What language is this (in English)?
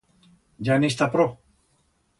Aragonese